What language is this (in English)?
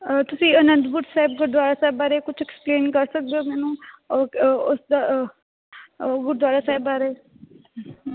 Punjabi